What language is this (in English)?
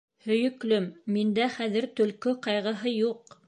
Bashkir